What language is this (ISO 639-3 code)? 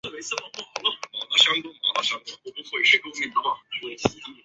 zho